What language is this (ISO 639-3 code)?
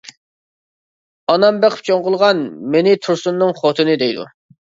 uig